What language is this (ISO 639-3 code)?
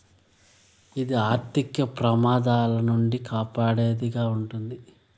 tel